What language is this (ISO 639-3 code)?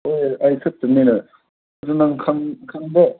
mni